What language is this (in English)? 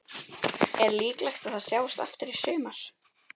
Icelandic